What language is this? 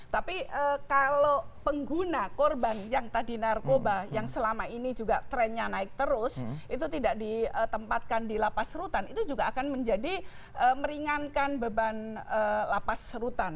Indonesian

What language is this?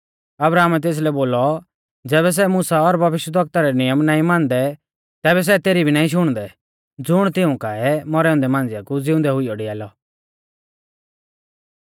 Mahasu Pahari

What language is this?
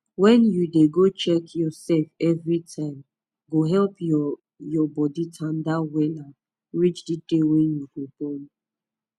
Nigerian Pidgin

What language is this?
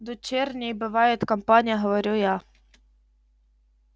Russian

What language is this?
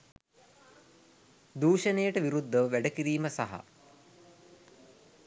Sinhala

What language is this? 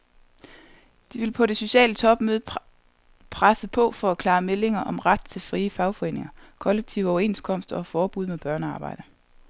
Danish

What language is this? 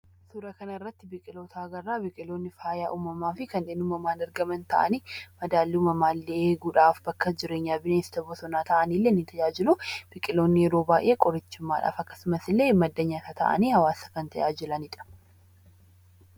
Oromo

